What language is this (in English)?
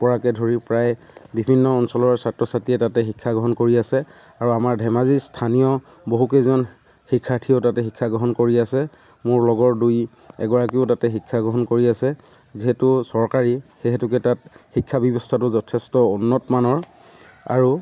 Assamese